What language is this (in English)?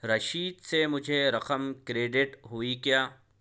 Urdu